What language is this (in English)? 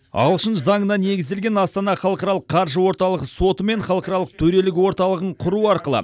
Kazakh